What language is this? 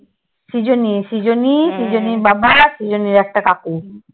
Bangla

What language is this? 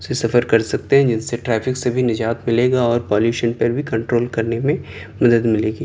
Urdu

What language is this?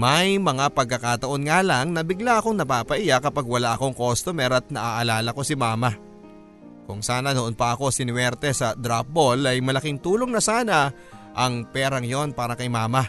Filipino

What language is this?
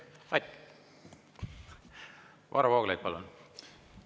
Estonian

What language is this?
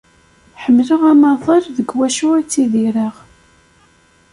Kabyle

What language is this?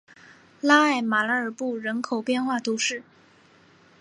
Chinese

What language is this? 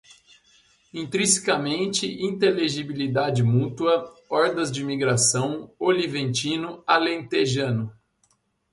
Portuguese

